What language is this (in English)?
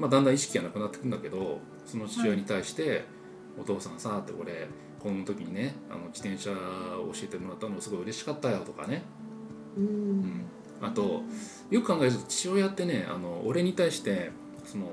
Japanese